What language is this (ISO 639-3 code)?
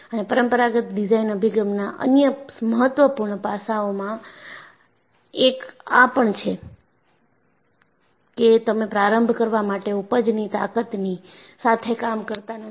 guj